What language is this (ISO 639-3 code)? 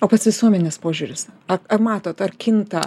lit